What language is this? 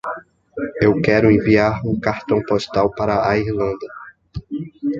Portuguese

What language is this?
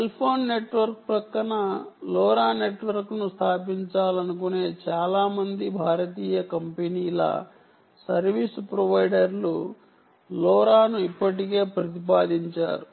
Telugu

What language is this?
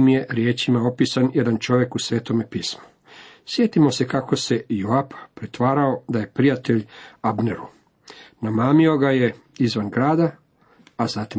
Croatian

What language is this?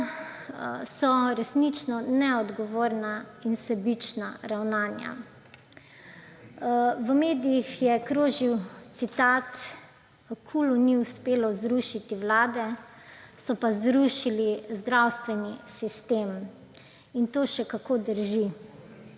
Slovenian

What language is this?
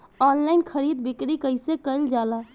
Bhojpuri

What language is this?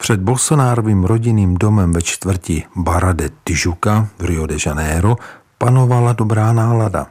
Czech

